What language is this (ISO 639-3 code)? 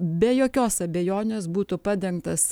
lit